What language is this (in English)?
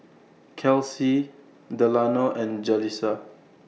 English